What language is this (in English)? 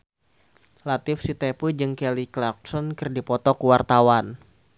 Sundanese